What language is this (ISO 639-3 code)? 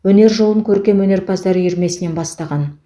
kaz